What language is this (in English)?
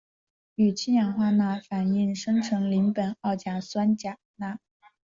Chinese